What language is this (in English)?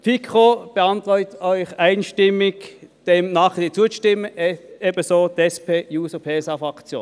Swiss German